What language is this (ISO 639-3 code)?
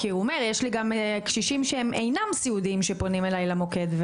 heb